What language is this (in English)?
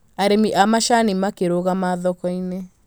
Kikuyu